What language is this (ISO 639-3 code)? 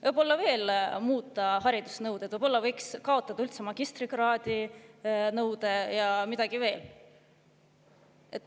est